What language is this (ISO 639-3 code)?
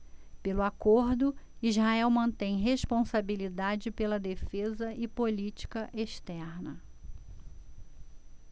por